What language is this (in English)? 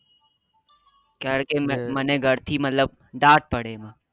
Gujarati